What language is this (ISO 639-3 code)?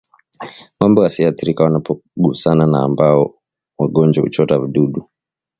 swa